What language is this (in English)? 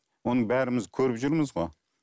Kazakh